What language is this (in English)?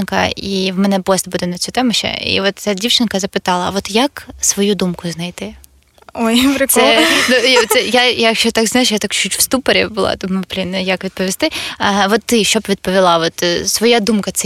Ukrainian